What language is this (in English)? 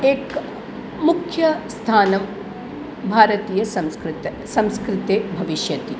Sanskrit